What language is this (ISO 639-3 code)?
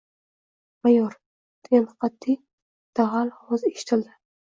uzb